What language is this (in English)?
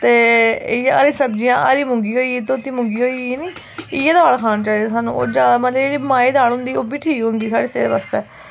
Dogri